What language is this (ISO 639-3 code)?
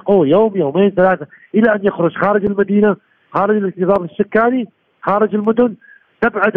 ara